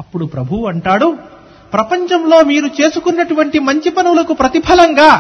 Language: Telugu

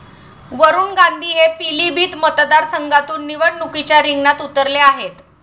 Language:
Marathi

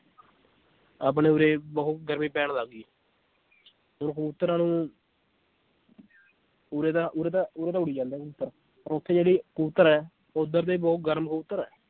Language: Punjabi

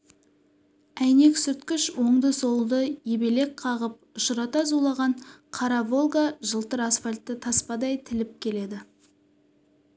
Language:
Kazakh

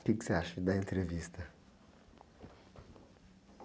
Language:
Portuguese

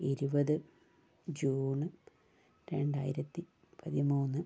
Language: Malayalam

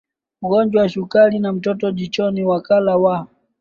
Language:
Swahili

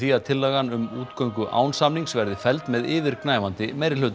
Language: Icelandic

